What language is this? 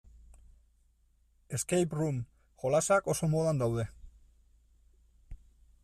Basque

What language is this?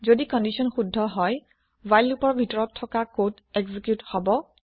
Assamese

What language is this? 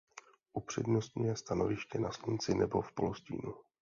Czech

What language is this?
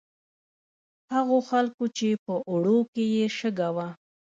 Pashto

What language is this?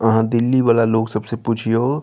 Maithili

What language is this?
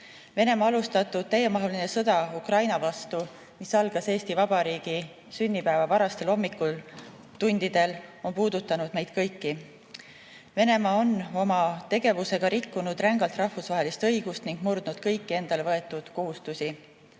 Estonian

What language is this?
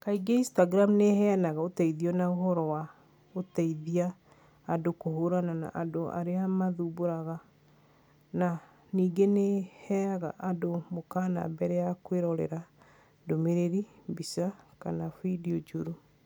Kikuyu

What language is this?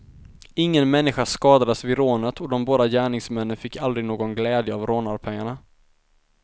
Swedish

